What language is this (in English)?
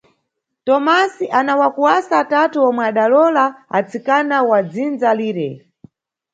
Nyungwe